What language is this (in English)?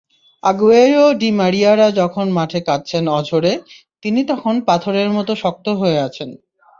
Bangla